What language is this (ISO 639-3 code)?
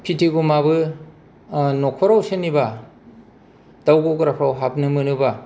brx